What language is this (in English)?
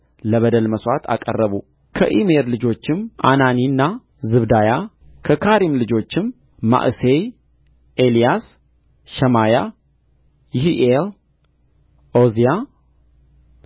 Amharic